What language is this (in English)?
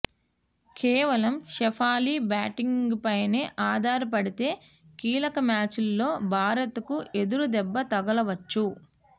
Telugu